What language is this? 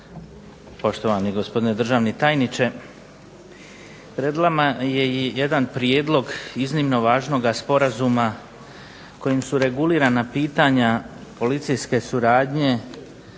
Croatian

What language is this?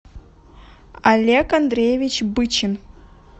Russian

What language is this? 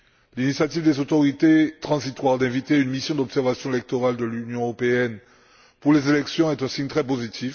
French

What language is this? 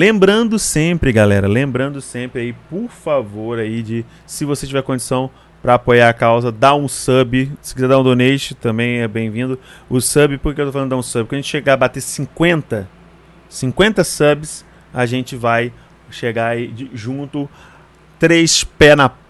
Portuguese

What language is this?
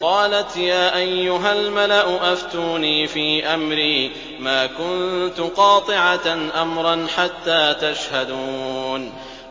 Arabic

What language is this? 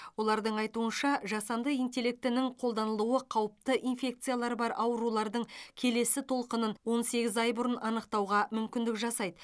Kazakh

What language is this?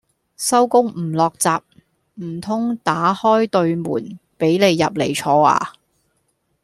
Cantonese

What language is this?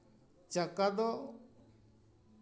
Santali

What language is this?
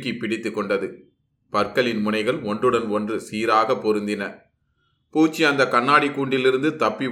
Tamil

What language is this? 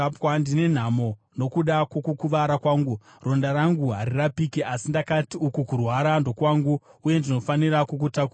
Shona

